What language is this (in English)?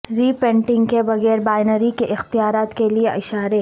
Urdu